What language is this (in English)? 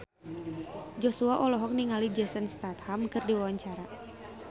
Sundanese